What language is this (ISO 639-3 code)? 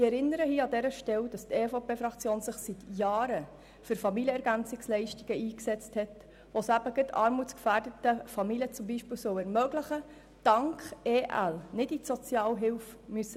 gsw